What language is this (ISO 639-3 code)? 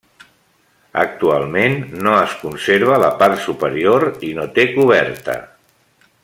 cat